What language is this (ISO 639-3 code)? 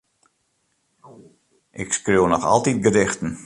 fry